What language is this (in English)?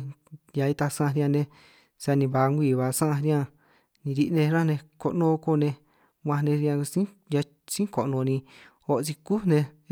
San Martín Itunyoso Triqui